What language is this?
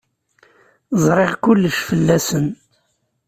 Kabyle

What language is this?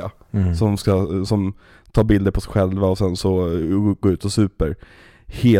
Swedish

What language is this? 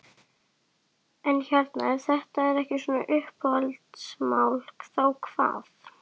Icelandic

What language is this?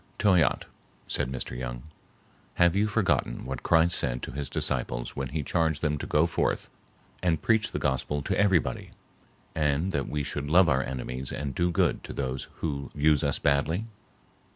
English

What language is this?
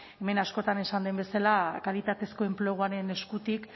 Basque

